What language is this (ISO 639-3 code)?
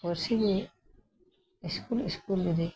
sat